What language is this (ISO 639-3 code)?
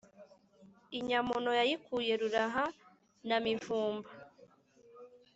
kin